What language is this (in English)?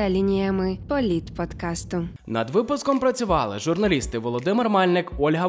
Ukrainian